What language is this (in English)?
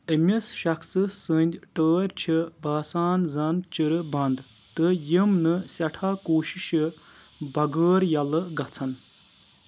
Kashmiri